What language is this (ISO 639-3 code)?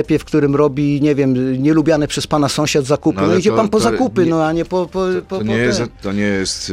pol